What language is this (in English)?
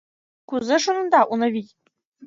Mari